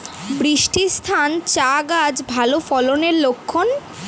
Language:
Bangla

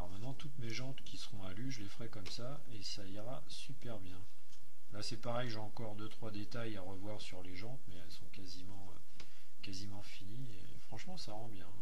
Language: French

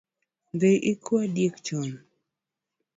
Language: Luo (Kenya and Tanzania)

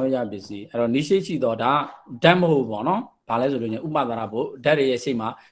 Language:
Thai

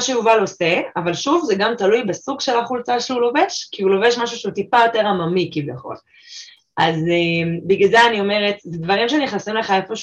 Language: Hebrew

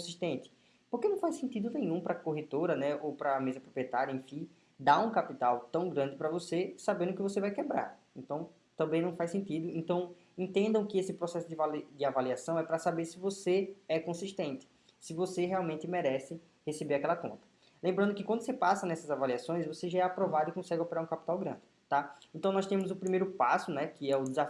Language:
Portuguese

